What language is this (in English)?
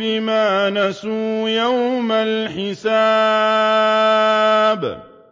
Arabic